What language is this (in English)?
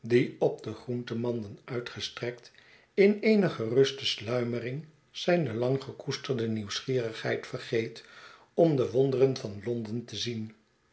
Dutch